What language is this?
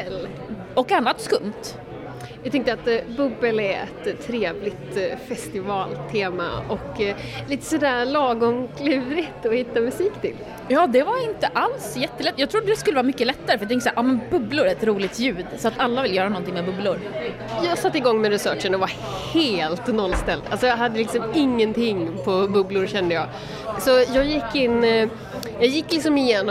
Swedish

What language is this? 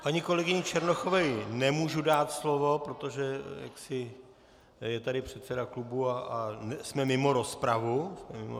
Czech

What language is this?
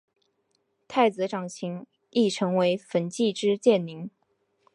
Chinese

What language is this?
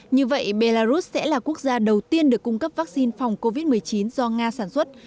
Vietnamese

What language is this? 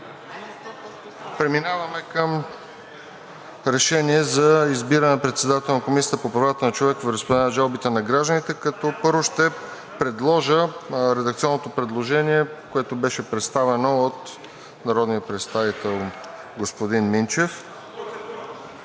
Bulgarian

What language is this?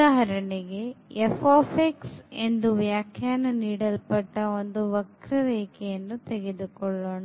Kannada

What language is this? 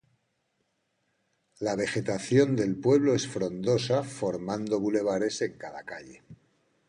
Spanish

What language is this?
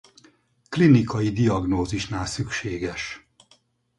Hungarian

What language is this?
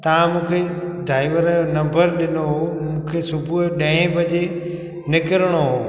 Sindhi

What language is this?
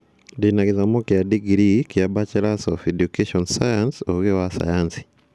Kikuyu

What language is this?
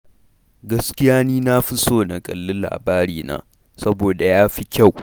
Hausa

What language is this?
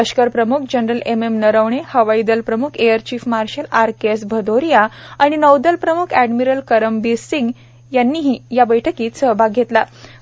Marathi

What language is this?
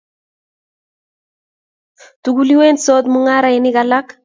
Kalenjin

